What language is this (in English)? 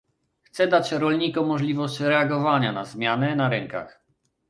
Polish